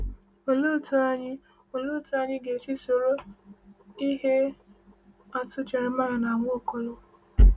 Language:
Igbo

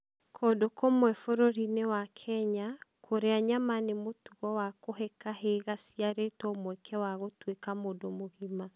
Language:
Kikuyu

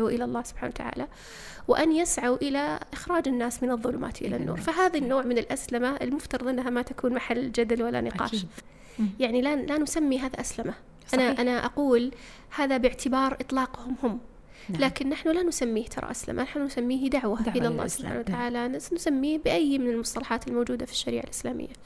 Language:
Arabic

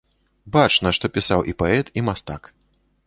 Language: Belarusian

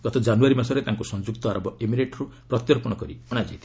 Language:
Odia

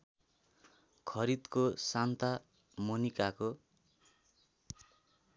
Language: Nepali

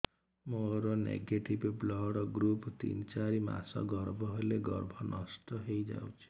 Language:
Odia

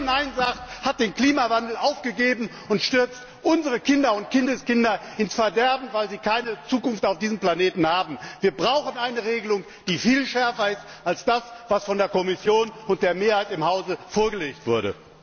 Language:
German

